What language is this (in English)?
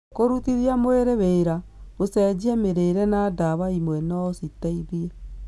Kikuyu